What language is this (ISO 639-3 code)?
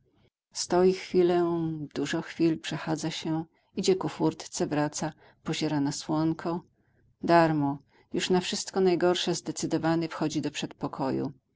pol